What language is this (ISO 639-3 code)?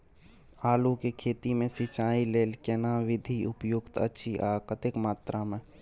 mai